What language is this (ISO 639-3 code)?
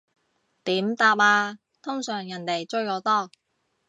yue